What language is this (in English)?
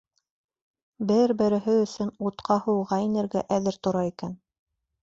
Bashkir